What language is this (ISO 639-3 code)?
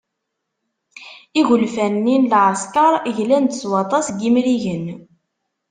kab